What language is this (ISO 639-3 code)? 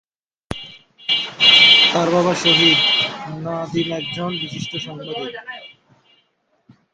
ben